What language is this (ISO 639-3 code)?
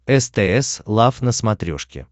rus